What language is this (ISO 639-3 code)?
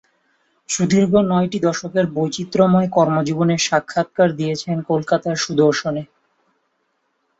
ben